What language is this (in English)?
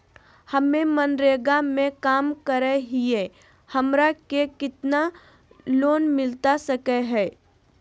Magahi